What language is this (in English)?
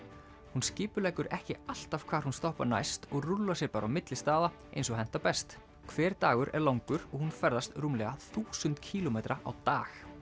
Icelandic